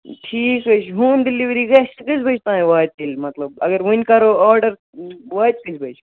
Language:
Kashmiri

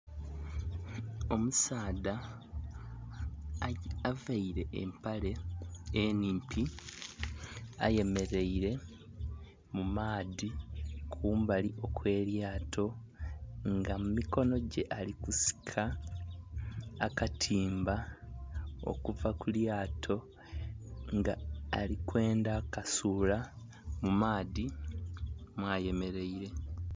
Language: Soga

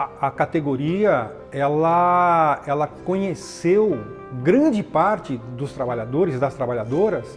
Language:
Portuguese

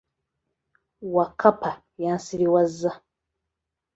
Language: Ganda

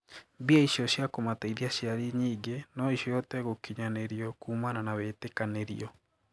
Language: Kikuyu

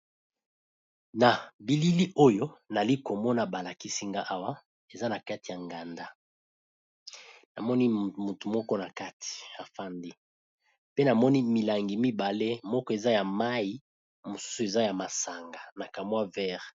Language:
Lingala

